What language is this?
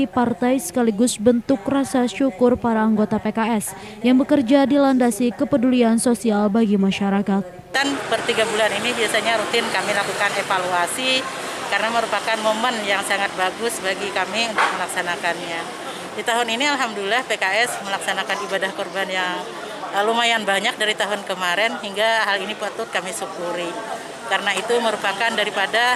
Indonesian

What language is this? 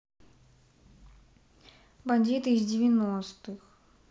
Russian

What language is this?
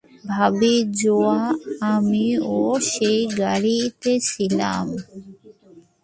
Bangla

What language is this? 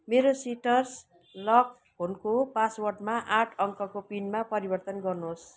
Nepali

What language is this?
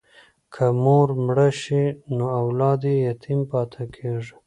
Pashto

